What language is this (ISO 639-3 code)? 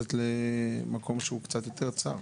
heb